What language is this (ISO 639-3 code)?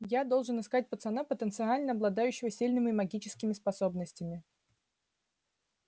rus